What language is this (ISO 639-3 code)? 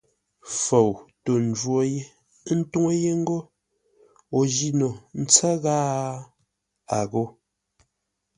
nla